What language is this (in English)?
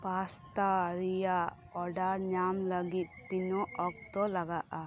Santali